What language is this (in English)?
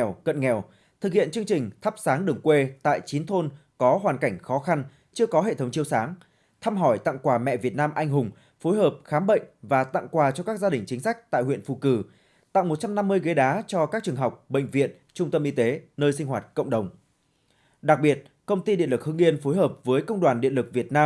Vietnamese